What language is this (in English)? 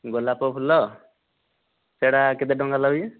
Odia